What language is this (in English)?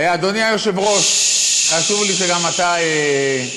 Hebrew